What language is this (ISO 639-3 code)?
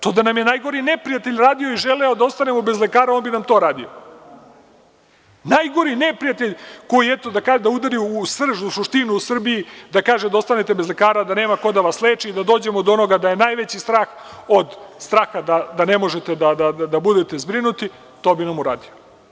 srp